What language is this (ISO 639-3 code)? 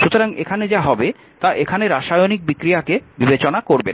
ben